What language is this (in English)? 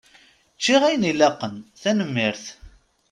Kabyle